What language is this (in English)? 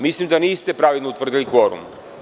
Serbian